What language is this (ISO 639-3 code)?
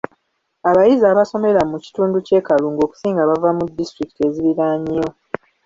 lug